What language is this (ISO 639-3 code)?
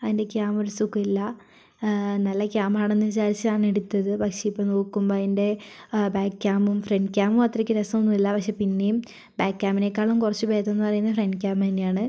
mal